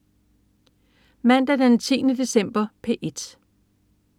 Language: Danish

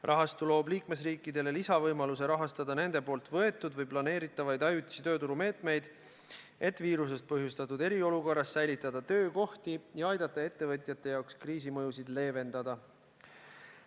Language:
Estonian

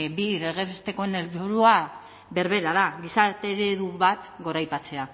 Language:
Basque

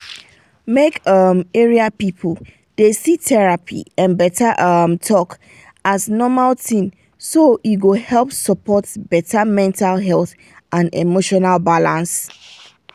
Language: Nigerian Pidgin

